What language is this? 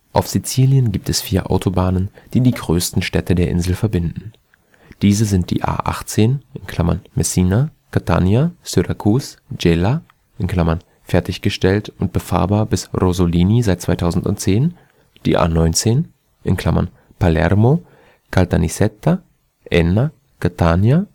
German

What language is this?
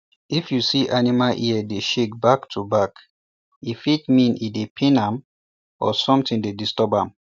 Nigerian Pidgin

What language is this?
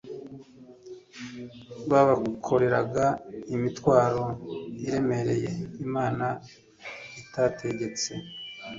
Kinyarwanda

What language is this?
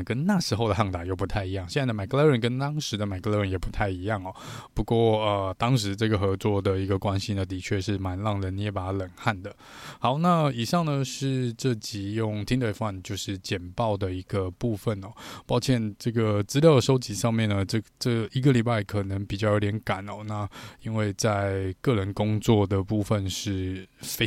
Chinese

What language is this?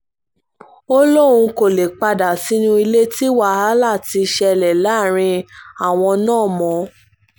Yoruba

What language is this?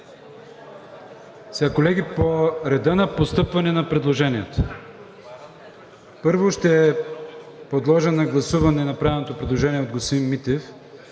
Bulgarian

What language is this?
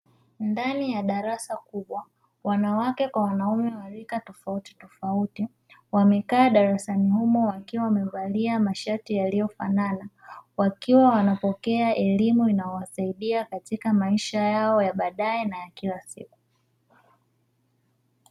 Swahili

